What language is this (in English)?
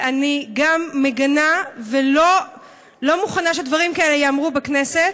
Hebrew